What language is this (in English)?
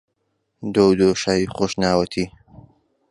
Central Kurdish